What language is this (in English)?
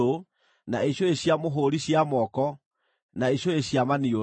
Kikuyu